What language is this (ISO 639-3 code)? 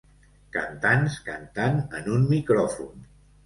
cat